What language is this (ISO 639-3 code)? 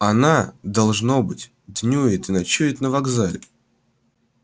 rus